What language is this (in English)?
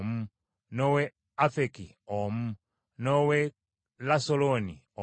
Ganda